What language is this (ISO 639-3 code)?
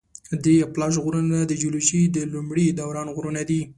pus